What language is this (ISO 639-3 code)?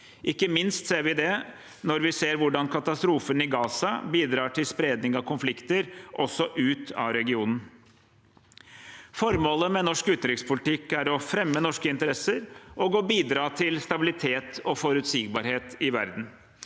nor